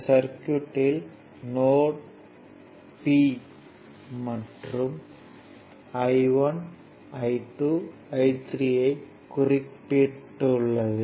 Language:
Tamil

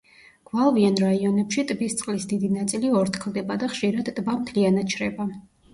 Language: Georgian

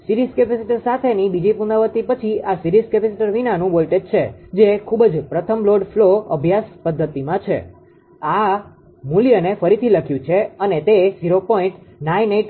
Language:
Gujarati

